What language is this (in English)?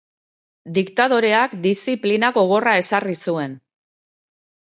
Basque